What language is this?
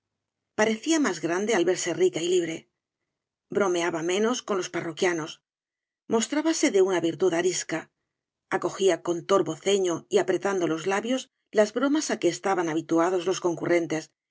Spanish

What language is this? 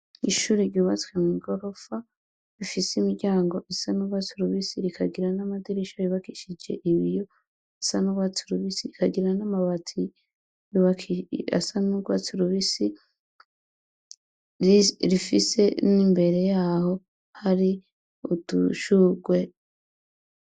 Rundi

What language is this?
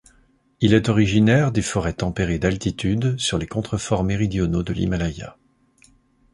French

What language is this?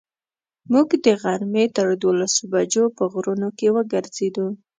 Pashto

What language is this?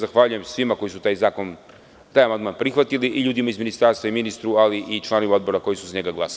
Serbian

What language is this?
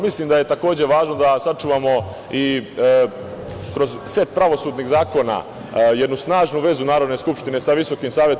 Serbian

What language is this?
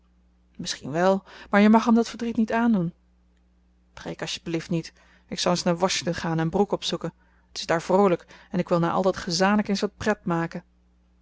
Dutch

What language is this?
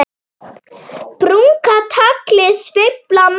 Icelandic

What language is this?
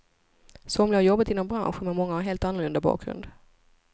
Swedish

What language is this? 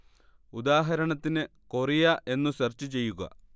Malayalam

